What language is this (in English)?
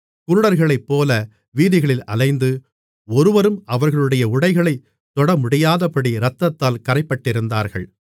Tamil